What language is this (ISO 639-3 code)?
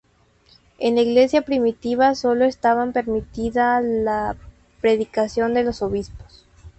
spa